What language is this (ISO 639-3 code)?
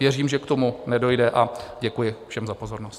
ces